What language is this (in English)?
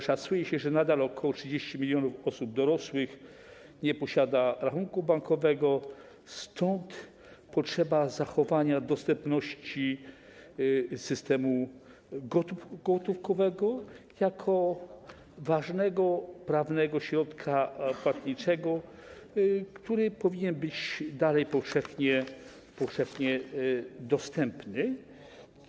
Polish